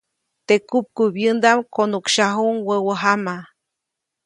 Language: Copainalá Zoque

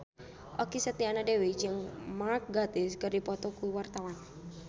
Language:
Sundanese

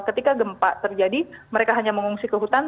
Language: Indonesian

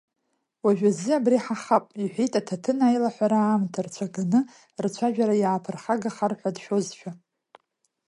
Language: Abkhazian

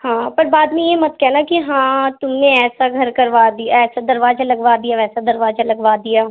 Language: Urdu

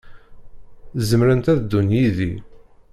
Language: Kabyle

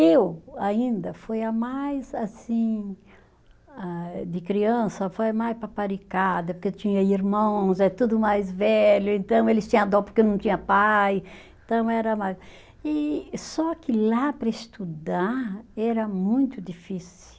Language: Portuguese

